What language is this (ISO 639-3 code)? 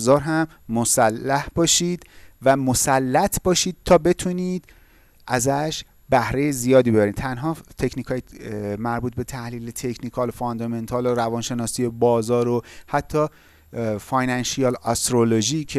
fas